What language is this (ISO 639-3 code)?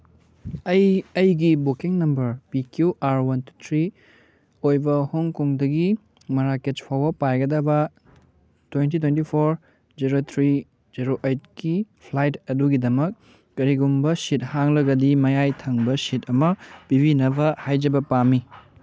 mni